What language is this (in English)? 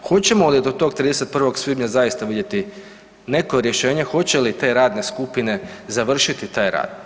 Croatian